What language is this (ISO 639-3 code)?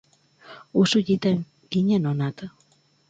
eus